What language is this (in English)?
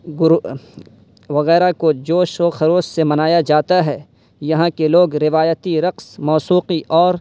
Urdu